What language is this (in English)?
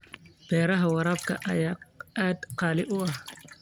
Somali